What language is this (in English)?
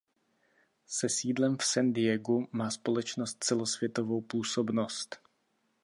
Czech